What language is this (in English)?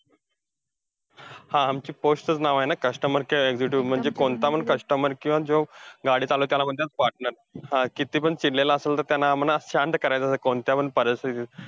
Marathi